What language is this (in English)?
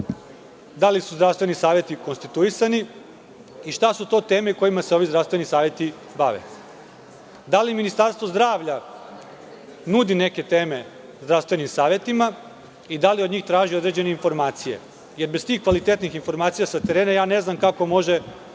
Serbian